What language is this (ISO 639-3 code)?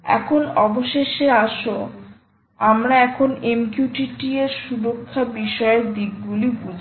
ben